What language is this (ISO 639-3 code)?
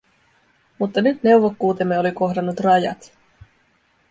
fin